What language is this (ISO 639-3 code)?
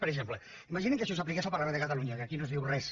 cat